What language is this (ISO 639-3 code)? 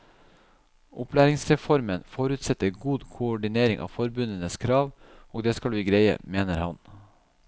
nor